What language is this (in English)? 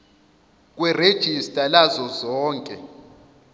Zulu